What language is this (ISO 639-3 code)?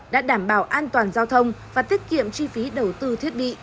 vie